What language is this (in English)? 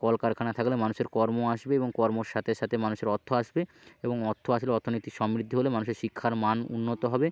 Bangla